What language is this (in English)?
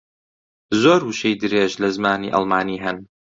Central Kurdish